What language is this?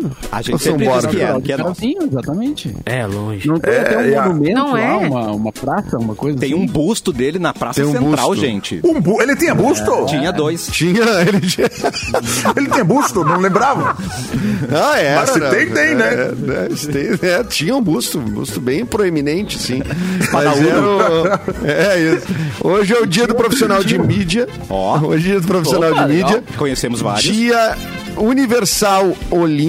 Portuguese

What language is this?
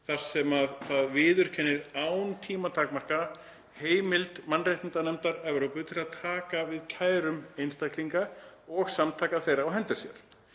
Icelandic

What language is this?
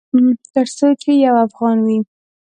Pashto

